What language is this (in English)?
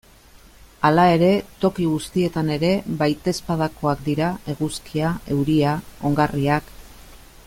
Basque